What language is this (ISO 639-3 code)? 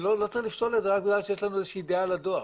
heb